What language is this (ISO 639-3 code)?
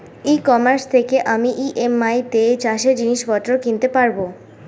ben